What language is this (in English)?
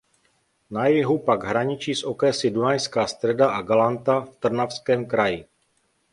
Czech